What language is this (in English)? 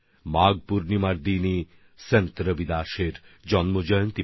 Bangla